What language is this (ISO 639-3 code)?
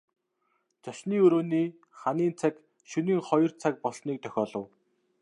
mon